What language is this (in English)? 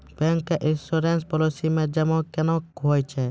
Maithili